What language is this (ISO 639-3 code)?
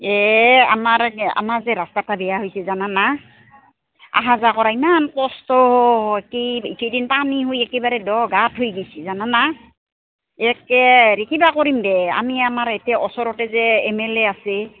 asm